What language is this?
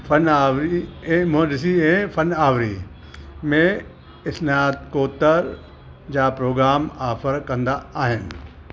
Sindhi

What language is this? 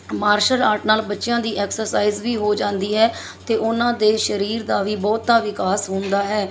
Punjabi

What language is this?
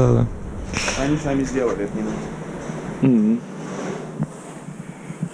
Russian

